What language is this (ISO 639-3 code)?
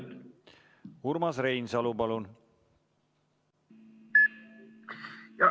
est